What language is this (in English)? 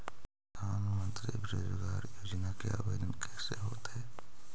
Magahi